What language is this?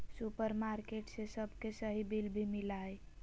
Magahi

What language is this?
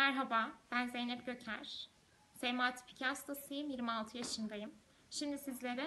Turkish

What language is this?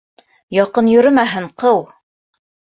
Bashkir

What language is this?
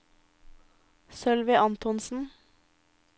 Norwegian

